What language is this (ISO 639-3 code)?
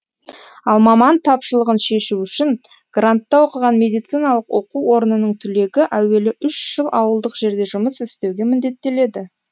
kaz